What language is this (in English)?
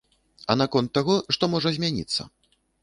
Belarusian